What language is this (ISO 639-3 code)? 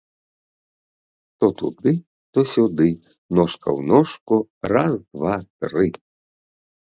bel